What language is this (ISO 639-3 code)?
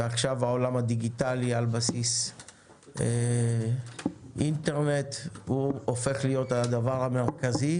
heb